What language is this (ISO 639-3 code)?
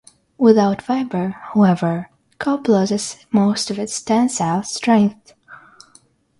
eng